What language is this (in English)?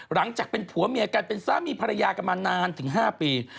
Thai